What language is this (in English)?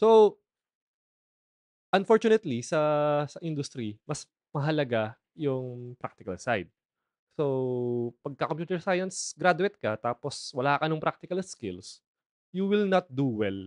Filipino